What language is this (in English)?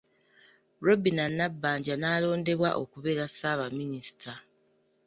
Ganda